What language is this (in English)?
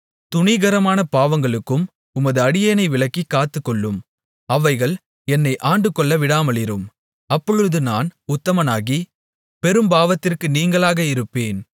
Tamil